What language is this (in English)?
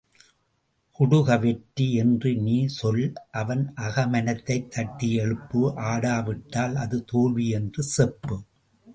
Tamil